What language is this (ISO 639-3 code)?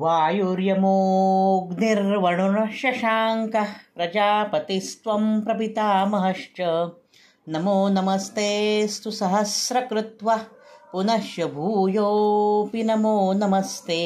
fil